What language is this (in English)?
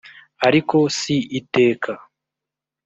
Kinyarwanda